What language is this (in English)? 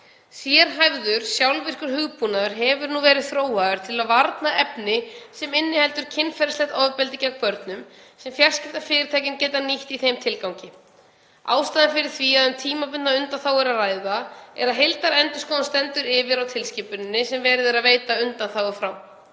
Icelandic